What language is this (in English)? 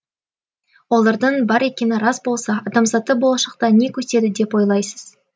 Kazakh